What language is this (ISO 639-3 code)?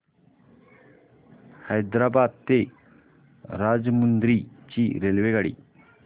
mar